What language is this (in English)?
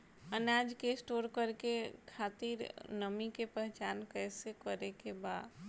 Bhojpuri